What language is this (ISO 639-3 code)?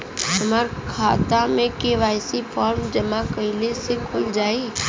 bho